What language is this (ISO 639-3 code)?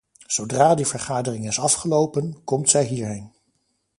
nld